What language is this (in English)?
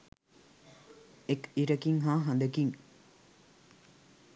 Sinhala